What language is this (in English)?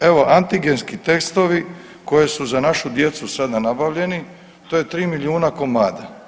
Croatian